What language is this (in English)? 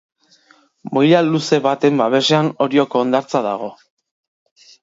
Basque